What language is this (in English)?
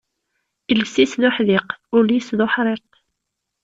Kabyle